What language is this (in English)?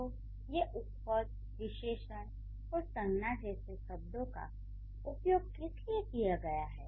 Hindi